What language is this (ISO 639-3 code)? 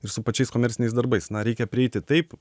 lit